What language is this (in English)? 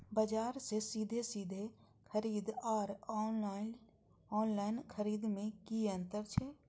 Maithili